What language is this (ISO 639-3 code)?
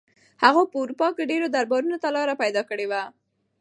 pus